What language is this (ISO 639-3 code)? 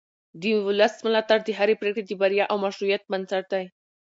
pus